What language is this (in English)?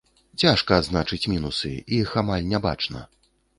Belarusian